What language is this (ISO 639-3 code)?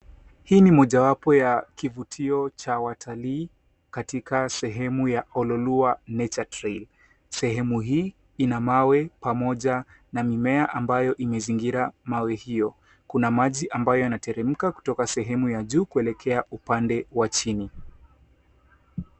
swa